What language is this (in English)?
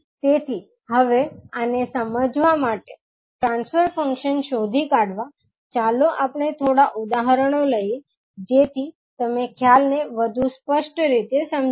Gujarati